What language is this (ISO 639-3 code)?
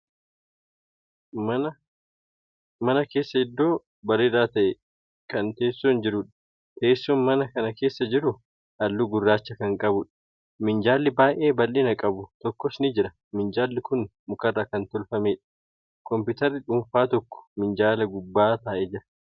orm